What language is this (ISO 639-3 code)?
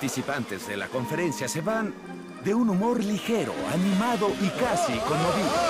spa